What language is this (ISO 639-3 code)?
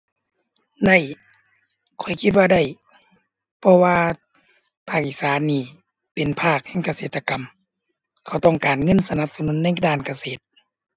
tha